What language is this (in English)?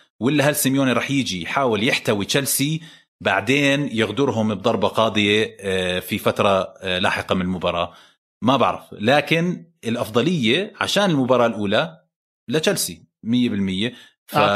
Arabic